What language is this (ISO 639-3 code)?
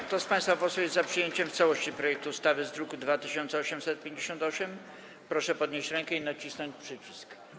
pol